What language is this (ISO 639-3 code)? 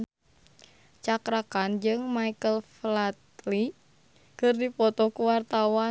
sun